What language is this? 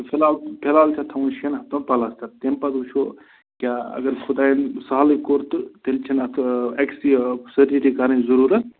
Kashmiri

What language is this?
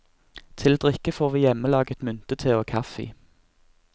Norwegian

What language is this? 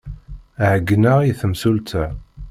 Kabyle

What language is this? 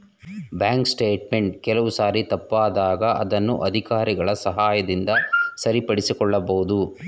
Kannada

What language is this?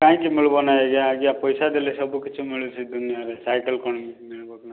Odia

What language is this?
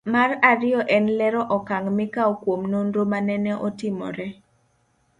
Luo (Kenya and Tanzania)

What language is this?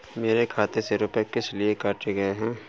Hindi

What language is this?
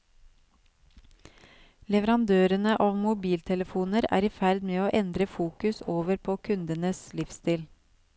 Norwegian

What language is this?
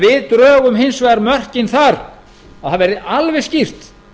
Icelandic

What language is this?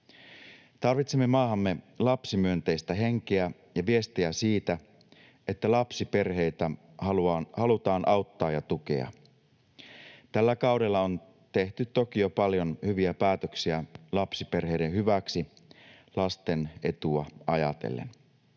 Finnish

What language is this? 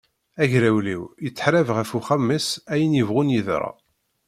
Kabyle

